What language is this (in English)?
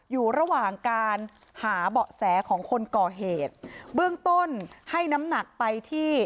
Thai